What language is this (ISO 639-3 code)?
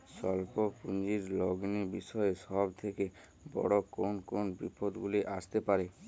ben